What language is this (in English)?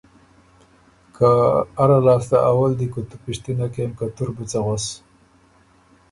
Ormuri